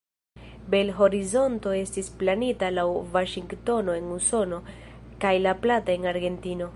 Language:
Esperanto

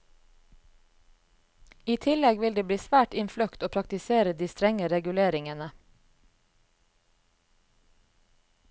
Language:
Norwegian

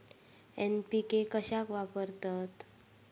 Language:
Marathi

